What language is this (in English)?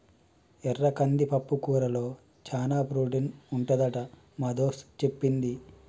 Telugu